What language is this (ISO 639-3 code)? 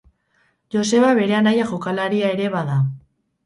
eus